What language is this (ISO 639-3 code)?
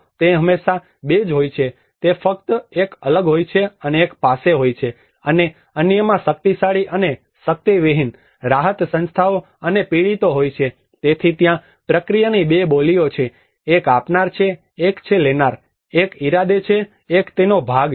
guj